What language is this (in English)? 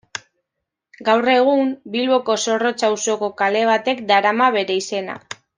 Basque